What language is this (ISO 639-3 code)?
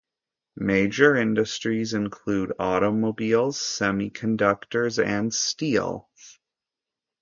eng